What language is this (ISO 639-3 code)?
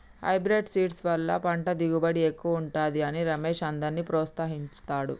tel